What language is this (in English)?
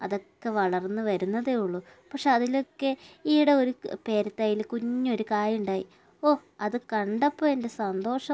Malayalam